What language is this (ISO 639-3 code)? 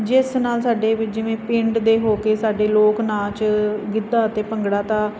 pan